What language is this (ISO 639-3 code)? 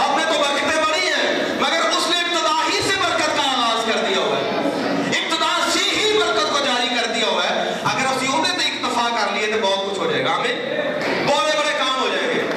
urd